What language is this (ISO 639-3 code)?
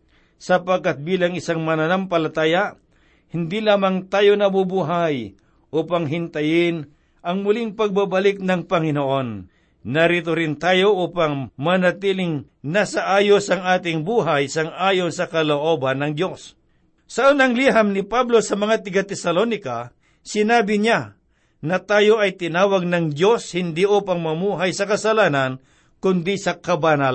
fil